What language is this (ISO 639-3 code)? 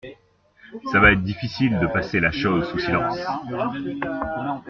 fra